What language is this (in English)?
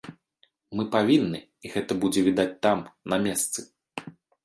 Belarusian